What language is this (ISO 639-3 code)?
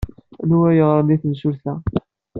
kab